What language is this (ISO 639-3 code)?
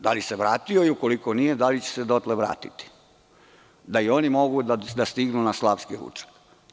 srp